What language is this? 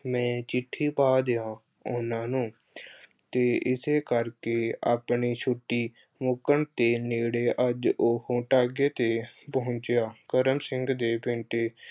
Punjabi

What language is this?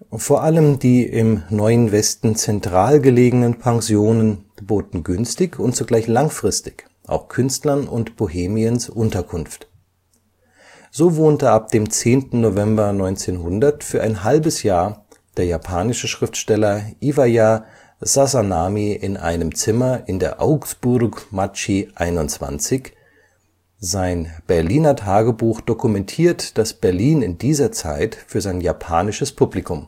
German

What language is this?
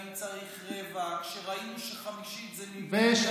Hebrew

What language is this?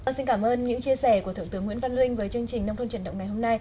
Vietnamese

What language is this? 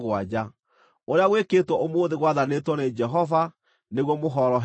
Kikuyu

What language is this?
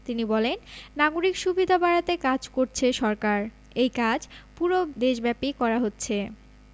Bangla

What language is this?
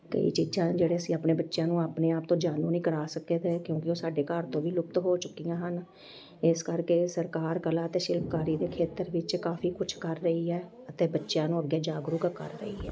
Punjabi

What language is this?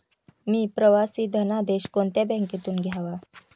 Marathi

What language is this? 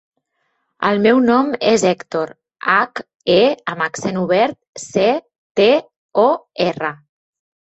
Catalan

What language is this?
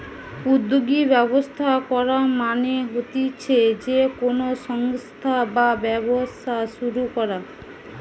Bangla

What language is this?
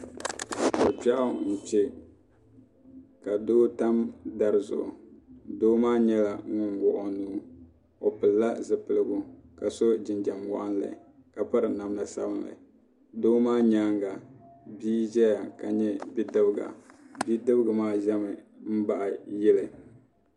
Dagbani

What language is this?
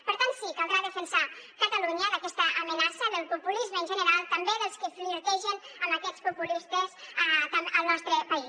Catalan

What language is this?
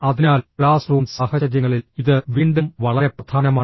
Malayalam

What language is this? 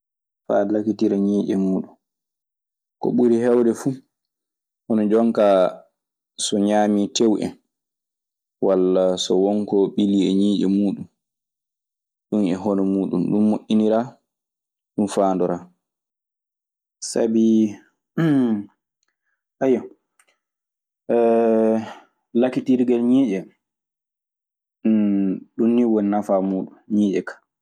Maasina Fulfulde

